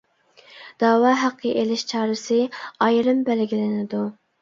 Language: Uyghur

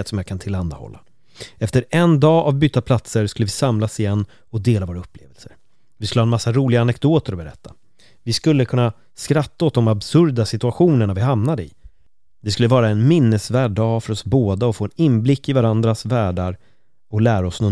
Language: Swedish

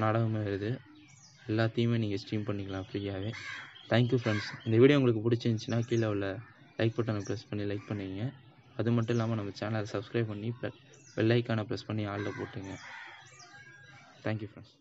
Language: Hindi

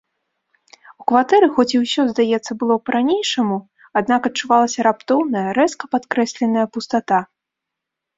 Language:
Belarusian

